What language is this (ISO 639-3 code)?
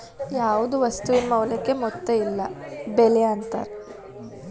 kan